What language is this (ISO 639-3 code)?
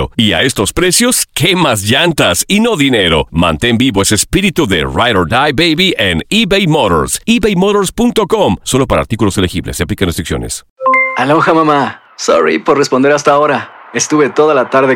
spa